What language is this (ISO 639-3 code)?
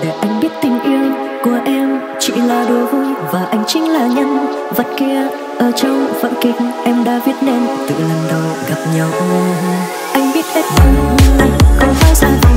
vie